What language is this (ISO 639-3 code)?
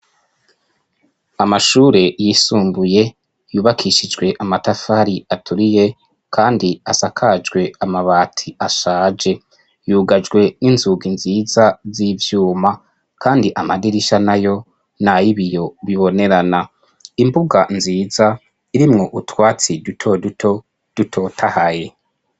run